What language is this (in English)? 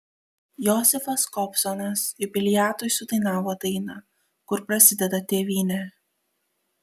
Lithuanian